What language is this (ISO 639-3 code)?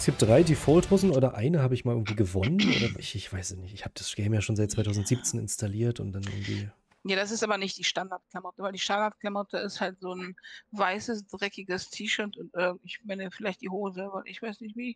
deu